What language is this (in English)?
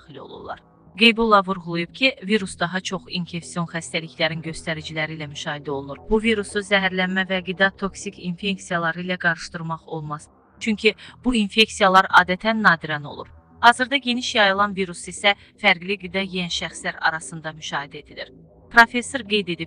Turkish